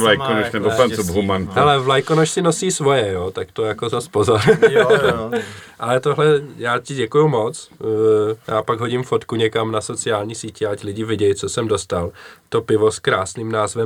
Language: Czech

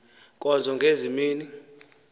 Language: Xhosa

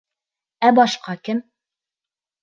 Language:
Bashkir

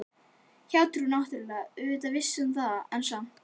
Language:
Icelandic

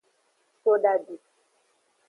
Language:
Aja (Benin)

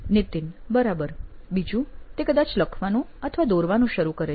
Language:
Gujarati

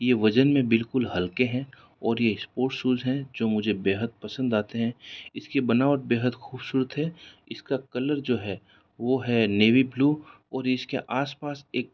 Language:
Hindi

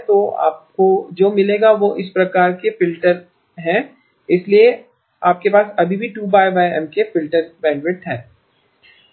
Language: Hindi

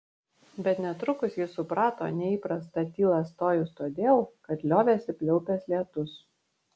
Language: Lithuanian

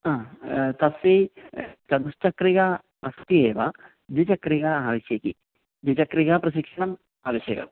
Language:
Sanskrit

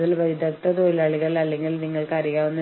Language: Malayalam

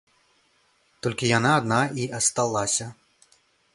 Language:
Belarusian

